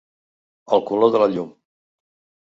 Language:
Catalan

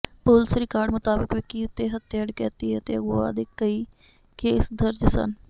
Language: Punjabi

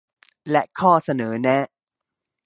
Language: Thai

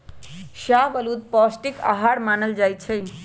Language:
Magahi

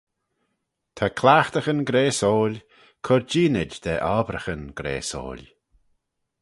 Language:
Manx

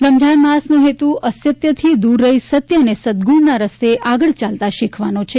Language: Gujarati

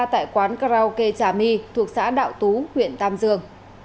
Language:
Vietnamese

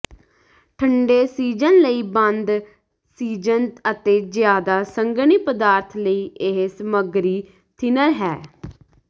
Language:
Punjabi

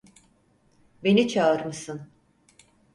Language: Turkish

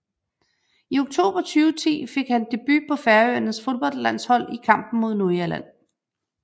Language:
Danish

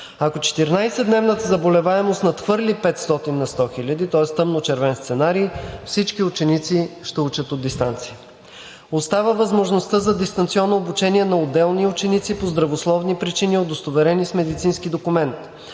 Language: Bulgarian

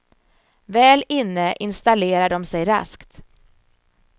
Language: Swedish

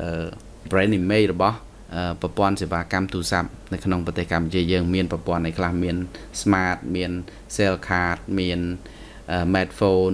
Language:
Thai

